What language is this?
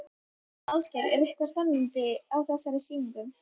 Icelandic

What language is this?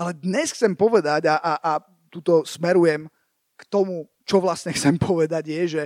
Slovak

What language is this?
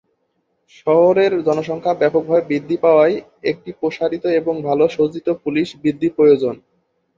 Bangla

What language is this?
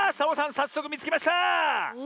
Japanese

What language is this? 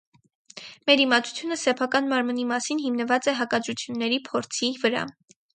Armenian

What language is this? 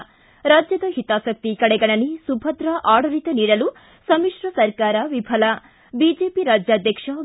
Kannada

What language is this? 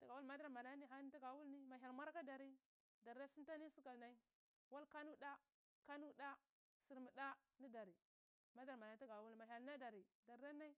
Cibak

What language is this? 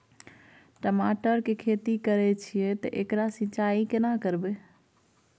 Maithili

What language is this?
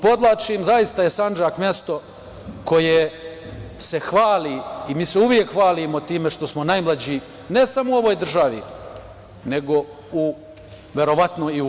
Serbian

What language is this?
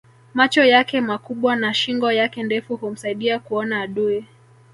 Swahili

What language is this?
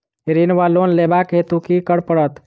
Maithili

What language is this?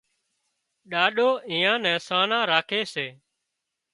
Wadiyara Koli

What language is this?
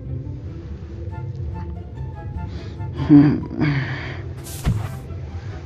Indonesian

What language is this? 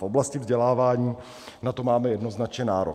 Czech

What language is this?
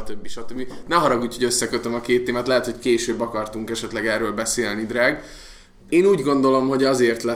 Hungarian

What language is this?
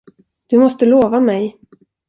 Swedish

